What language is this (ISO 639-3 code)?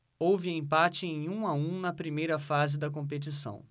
por